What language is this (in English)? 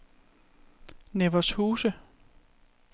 Danish